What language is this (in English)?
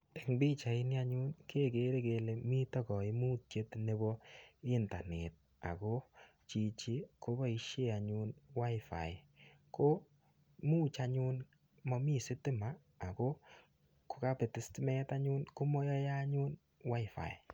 Kalenjin